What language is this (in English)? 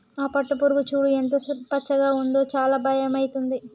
Telugu